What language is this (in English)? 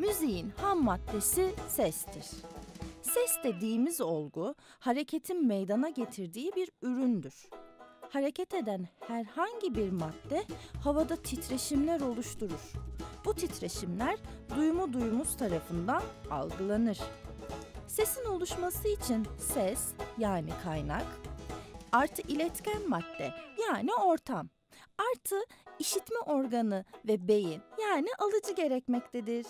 Turkish